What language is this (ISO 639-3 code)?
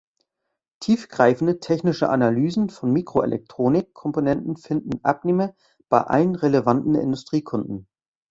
deu